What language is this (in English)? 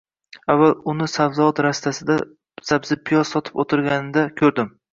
Uzbek